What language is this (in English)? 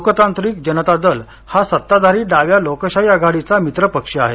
Marathi